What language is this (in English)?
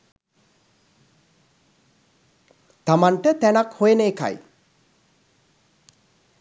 Sinhala